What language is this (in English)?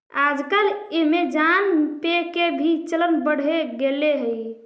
Magahi